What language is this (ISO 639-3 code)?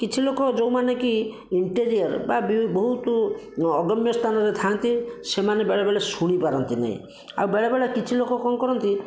ori